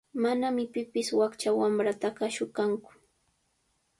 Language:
Sihuas Ancash Quechua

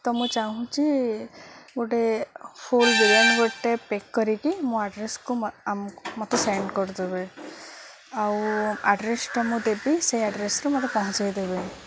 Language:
Odia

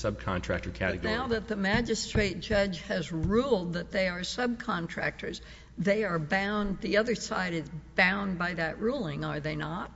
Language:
English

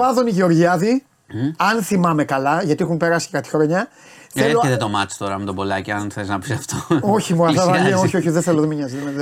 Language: Greek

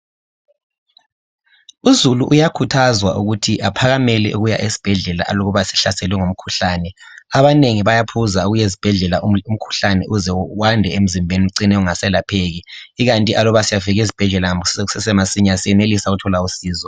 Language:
North Ndebele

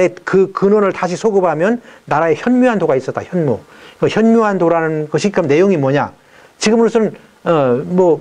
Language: Korean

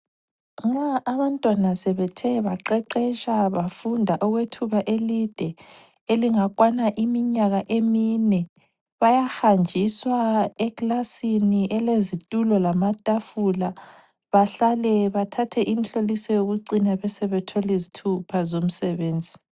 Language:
North Ndebele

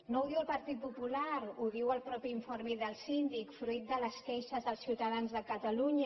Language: Catalan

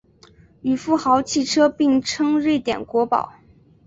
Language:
Chinese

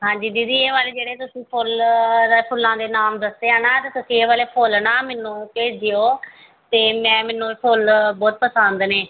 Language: Punjabi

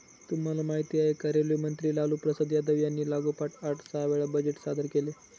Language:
Marathi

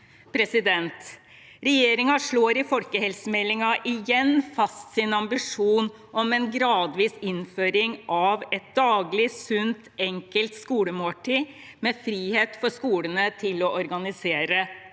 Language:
Norwegian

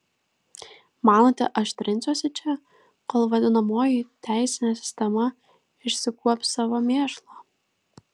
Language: Lithuanian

